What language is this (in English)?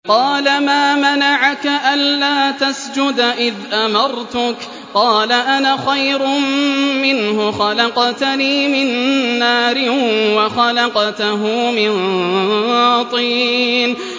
Arabic